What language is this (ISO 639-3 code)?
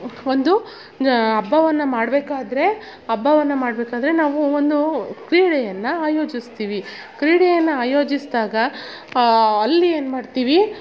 kan